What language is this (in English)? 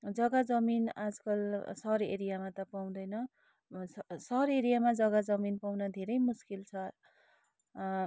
Nepali